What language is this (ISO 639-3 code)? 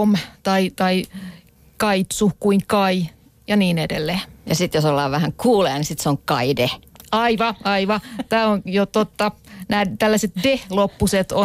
fin